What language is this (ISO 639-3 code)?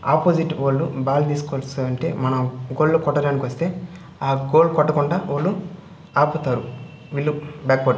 tel